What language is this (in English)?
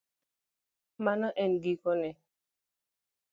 Luo (Kenya and Tanzania)